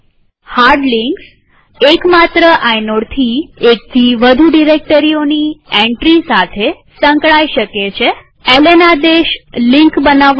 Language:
Gujarati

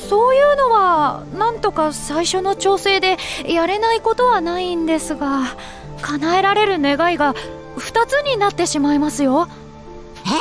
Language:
Japanese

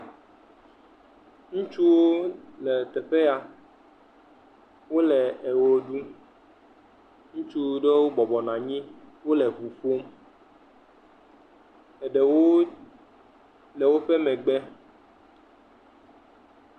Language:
Ewe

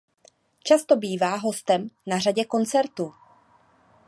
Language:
Czech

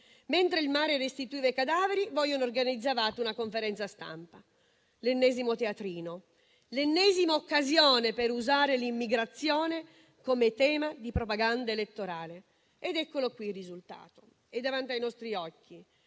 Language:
Italian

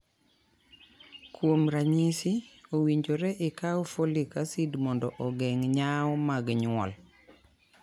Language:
Luo (Kenya and Tanzania)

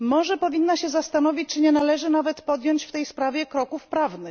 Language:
Polish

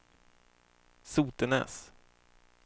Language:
Swedish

